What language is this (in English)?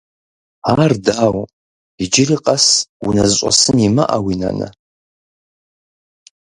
Kabardian